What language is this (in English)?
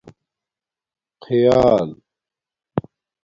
Domaaki